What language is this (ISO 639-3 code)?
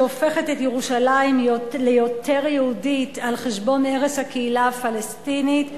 heb